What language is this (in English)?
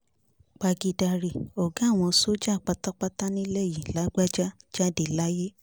Yoruba